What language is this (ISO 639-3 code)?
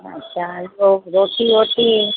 snd